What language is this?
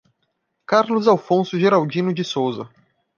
Portuguese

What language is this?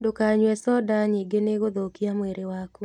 Kikuyu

